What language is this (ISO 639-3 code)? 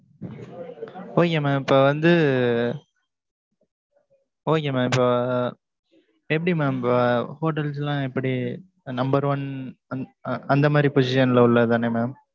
tam